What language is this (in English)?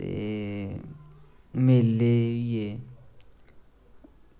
Dogri